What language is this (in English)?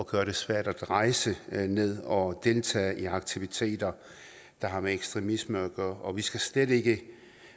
Danish